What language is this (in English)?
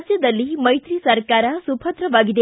Kannada